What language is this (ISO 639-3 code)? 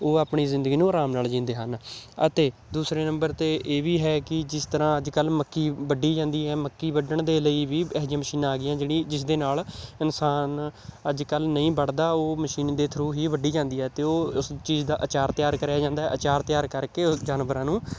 pan